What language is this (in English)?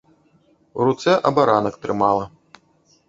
Belarusian